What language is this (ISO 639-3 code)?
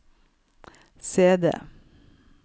nor